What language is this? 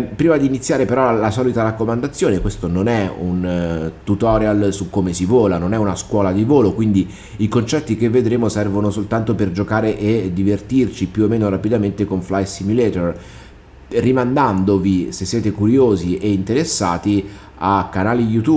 Italian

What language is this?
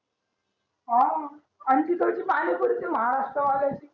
Marathi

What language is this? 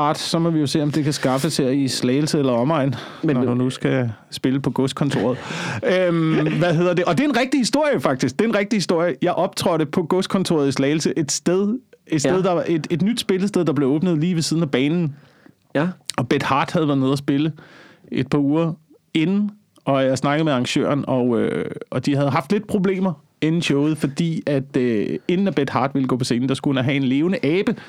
Danish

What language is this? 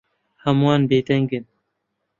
Central Kurdish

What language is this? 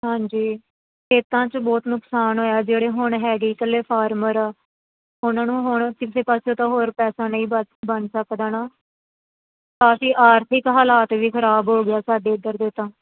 Punjabi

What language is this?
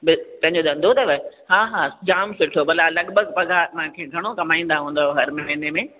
Sindhi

